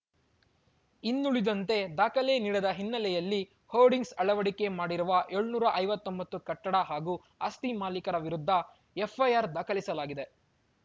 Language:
Kannada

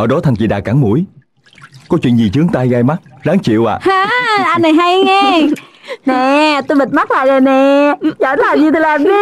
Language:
Vietnamese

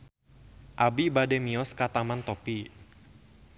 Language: Sundanese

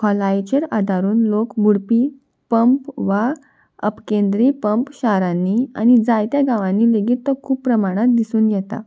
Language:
Konkani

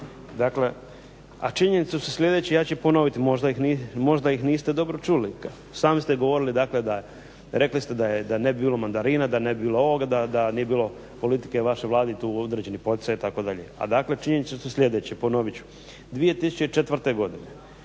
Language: Croatian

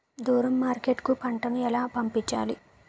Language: Telugu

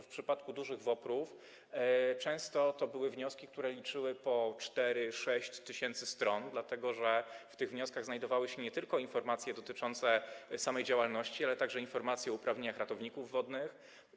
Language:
Polish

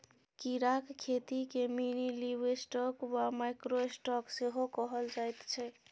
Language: Maithili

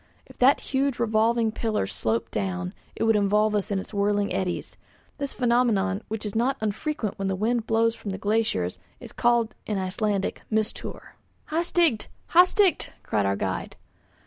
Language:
English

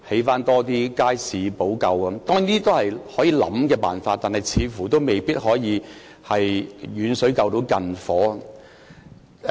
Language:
Cantonese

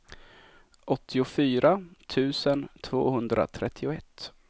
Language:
Swedish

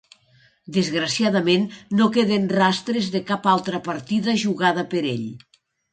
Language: Catalan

